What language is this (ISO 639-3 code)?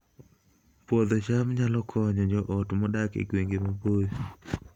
luo